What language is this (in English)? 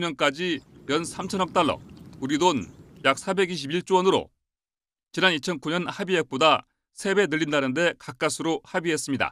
Korean